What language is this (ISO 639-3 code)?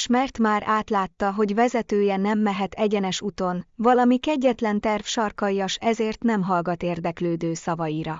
hun